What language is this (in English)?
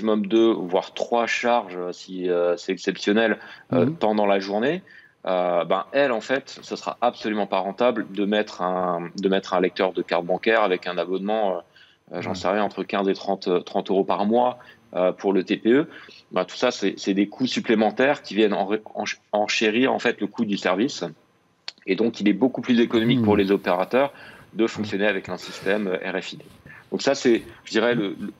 French